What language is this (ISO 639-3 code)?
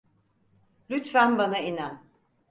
tur